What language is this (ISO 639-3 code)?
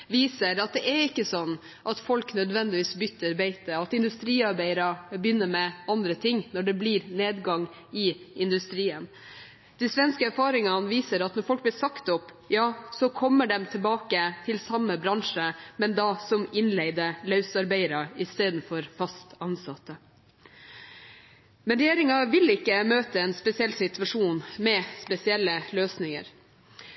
nob